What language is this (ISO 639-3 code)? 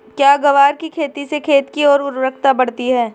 hin